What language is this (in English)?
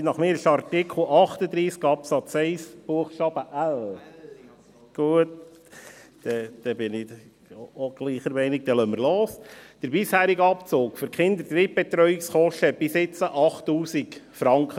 Swiss German